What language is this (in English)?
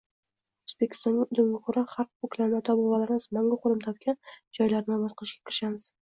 Uzbek